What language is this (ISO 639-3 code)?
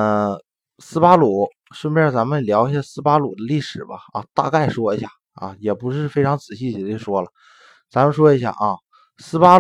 zho